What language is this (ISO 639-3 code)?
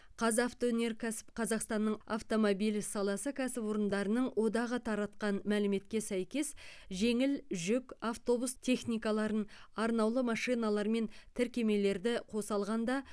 kaz